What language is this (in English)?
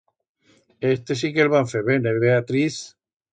Aragonese